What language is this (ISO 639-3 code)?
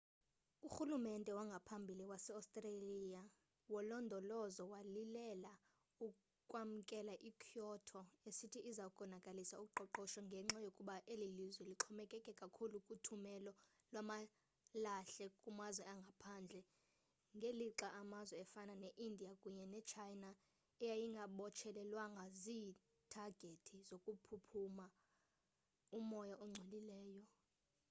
xho